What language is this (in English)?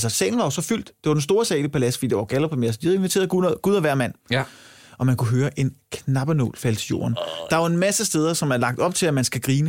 Danish